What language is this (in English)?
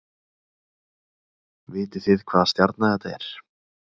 Icelandic